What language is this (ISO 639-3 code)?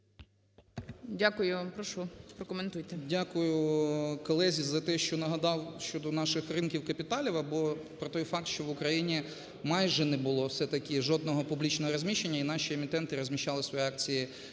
ukr